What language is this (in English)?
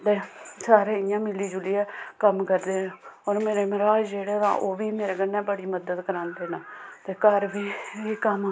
Dogri